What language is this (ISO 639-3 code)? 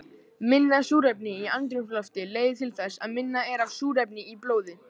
isl